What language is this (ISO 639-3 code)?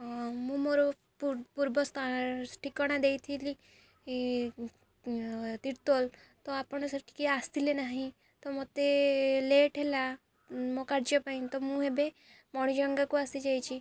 ori